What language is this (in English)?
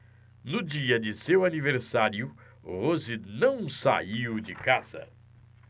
Portuguese